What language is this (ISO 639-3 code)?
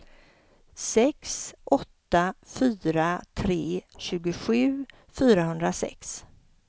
swe